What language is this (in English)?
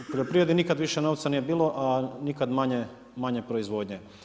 Croatian